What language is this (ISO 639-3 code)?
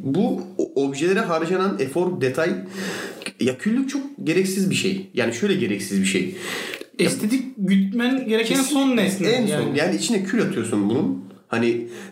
tur